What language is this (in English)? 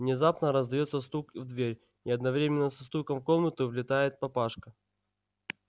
Russian